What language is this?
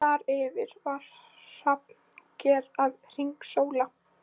Icelandic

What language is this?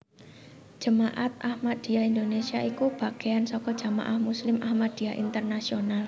Javanese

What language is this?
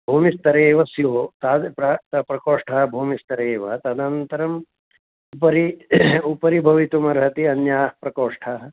Sanskrit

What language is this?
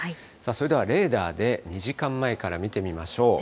Japanese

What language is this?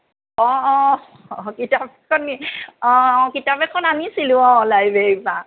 Assamese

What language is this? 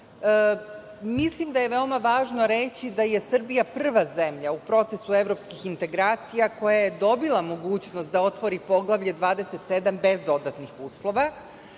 Serbian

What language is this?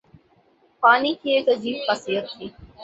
Urdu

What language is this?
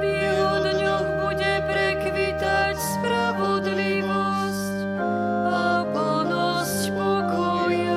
Slovak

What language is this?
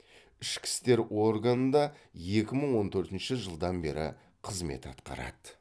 Kazakh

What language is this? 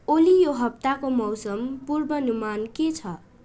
Nepali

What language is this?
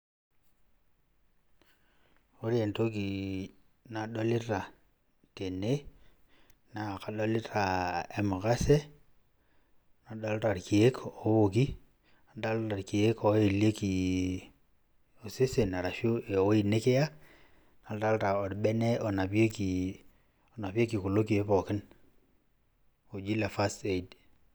Masai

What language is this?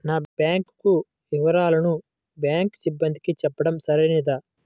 Telugu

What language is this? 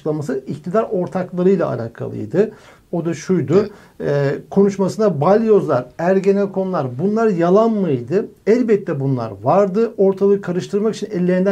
Turkish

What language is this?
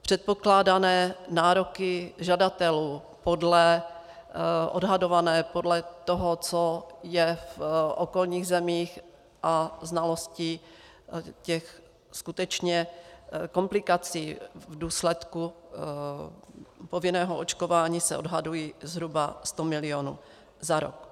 Czech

